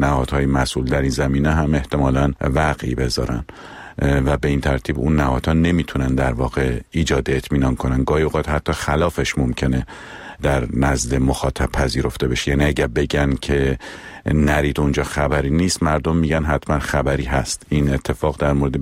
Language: Persian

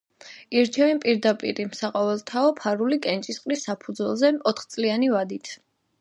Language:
Georgian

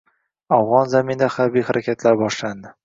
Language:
Uzbek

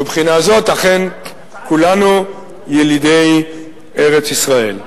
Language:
Hebrew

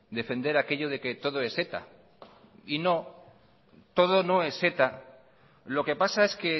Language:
Spanish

